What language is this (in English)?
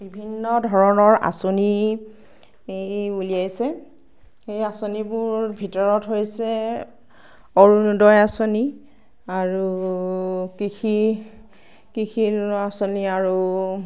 Assamese